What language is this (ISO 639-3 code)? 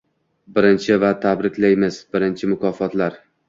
uzb